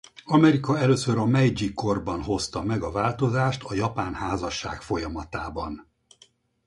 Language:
Hungarian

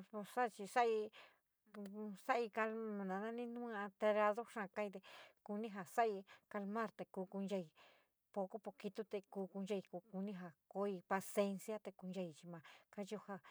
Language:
San Miguel El Grande Mixtec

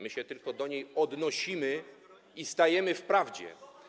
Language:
Polish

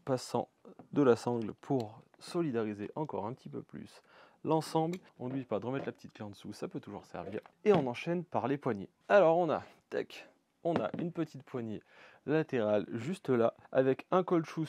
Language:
French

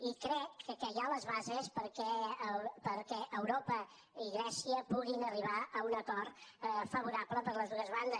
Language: Catalan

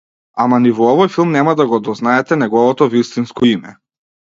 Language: Macedonian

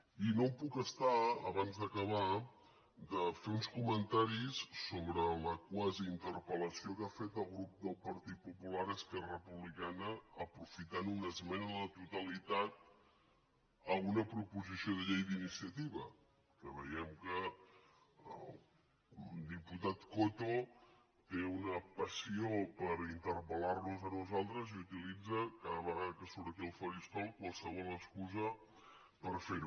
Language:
Catalan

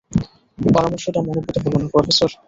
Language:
Bangla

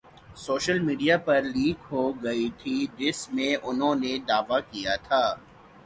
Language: Urdu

